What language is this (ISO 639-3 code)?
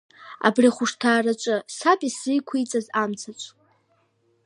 abk